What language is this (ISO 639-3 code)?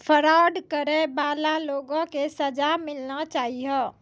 mai